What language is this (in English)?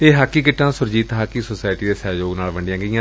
Punjabi